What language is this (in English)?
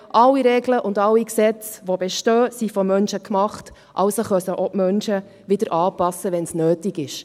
Swiss German